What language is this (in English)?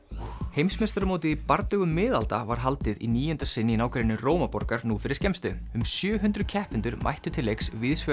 Icelandic